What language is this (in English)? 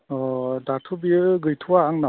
Bodo